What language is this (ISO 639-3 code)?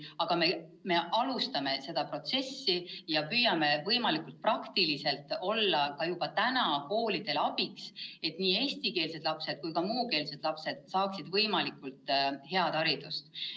est